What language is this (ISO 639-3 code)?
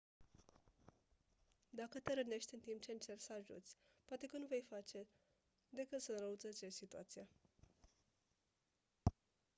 ron